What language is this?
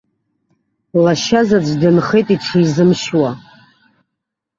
Abkhazian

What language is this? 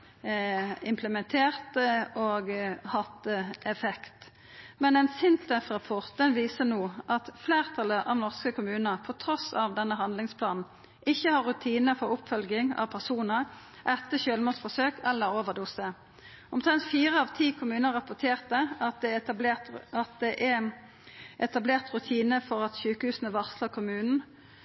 Norwegian Nynorsk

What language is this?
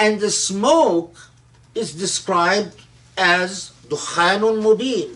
English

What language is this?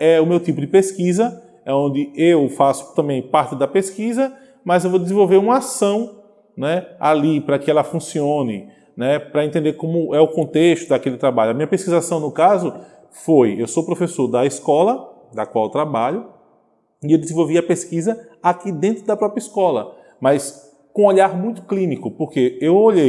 Portuguese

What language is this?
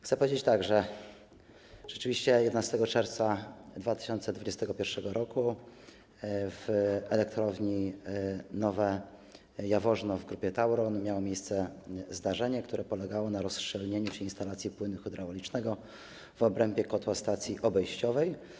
Polish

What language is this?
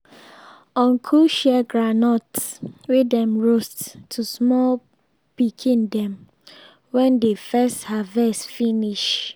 Nigerian Pidgin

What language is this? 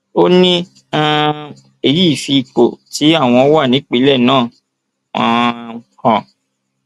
Yoruba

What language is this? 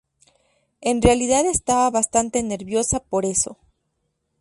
Spanish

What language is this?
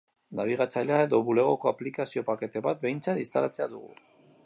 Basque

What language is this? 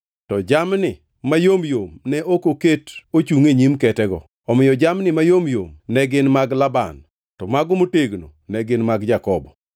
Luo (Kenya and Tanzania)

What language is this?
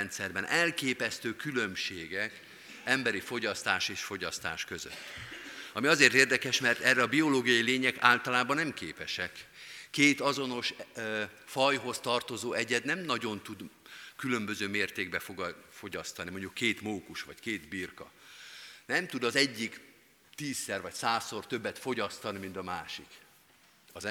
Hungarian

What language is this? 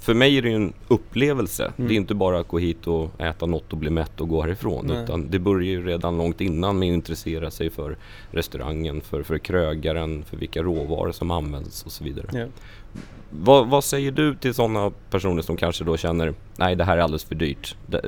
Swedish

